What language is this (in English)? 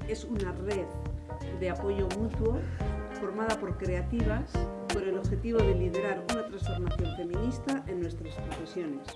Spanish